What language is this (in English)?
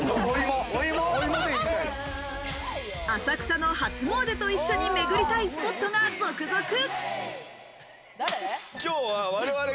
Japanese